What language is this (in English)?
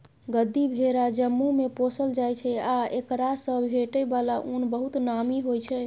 Maithili